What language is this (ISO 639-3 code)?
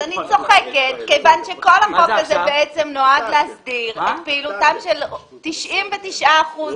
heb